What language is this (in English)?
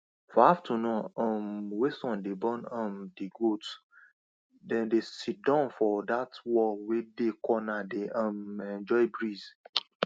Nigerian Pidgin